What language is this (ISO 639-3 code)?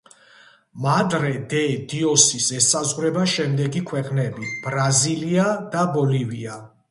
kat